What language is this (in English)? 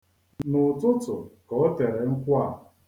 Igbo